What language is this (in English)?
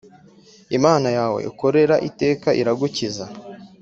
Kinyarwanda